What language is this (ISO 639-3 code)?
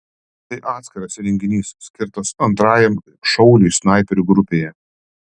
lit